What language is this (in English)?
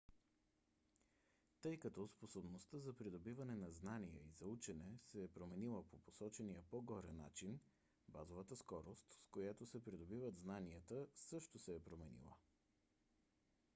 Bulgarian